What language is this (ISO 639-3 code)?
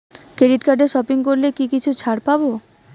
ben